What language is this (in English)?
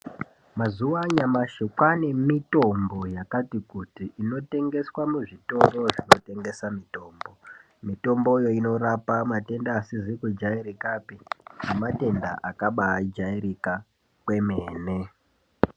Ndau